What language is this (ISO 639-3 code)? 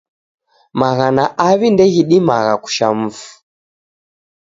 dav